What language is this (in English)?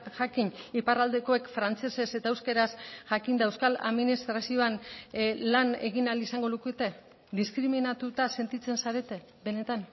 Basque